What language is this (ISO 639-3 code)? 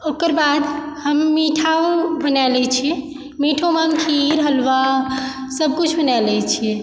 mai